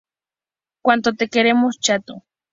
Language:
Spanish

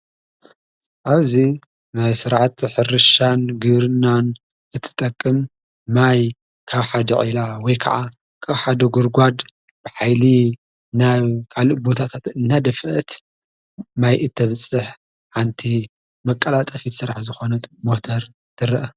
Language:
Tigrinya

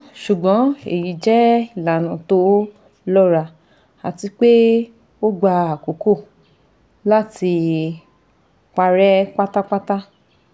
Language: Yoruba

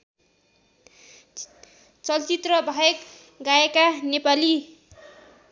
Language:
Nepali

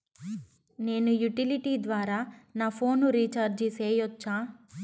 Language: Telugu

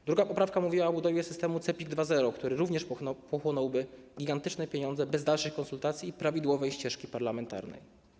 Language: Polish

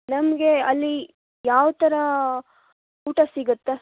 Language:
Kannada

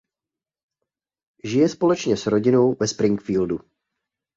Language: Czech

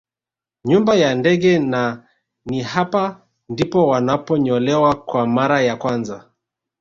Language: Swahili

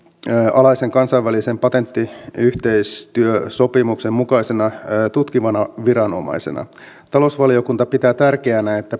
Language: Finnish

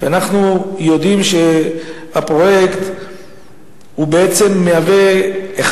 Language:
Hebrew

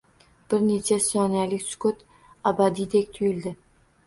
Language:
Uzbek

